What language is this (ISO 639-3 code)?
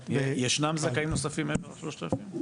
heb